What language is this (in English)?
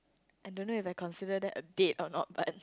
English